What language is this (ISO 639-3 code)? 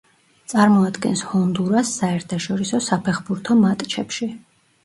kat